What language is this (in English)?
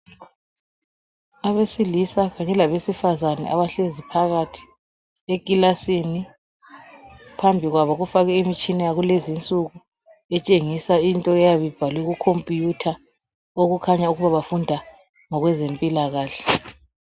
North Ndebele